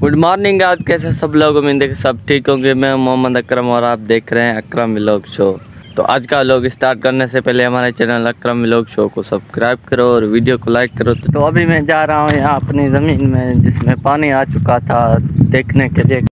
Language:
Hindi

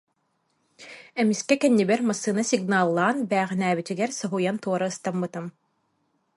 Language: Yakut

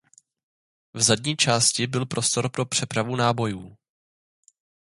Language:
Czech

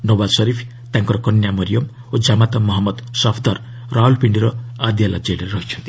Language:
Odia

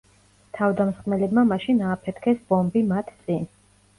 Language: Georgian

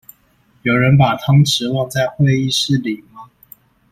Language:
Chinese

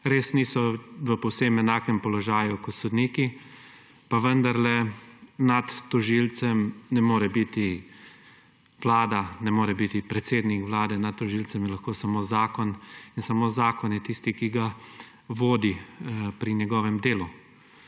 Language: Slovenian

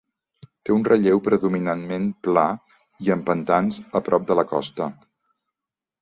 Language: Catalan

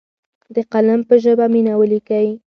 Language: Pashto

